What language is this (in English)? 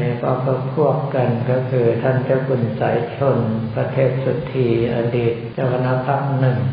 Thai